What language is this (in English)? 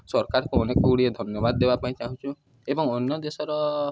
Odia